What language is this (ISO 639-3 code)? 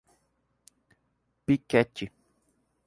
por